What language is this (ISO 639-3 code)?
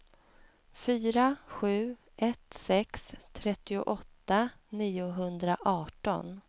swe